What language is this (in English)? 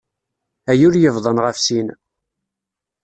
Kabyle